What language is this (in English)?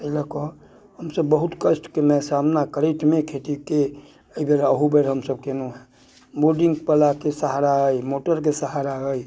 Maithili